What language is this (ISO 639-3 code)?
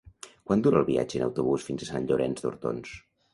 cat